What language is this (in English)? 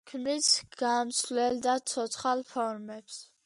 Georgian